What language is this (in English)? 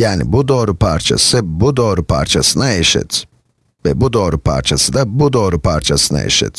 Turkish